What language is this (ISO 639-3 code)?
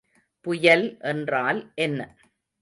tam